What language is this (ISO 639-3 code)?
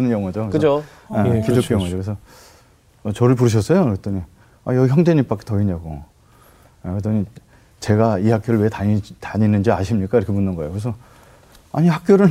kor